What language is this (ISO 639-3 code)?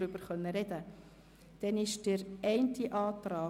gsw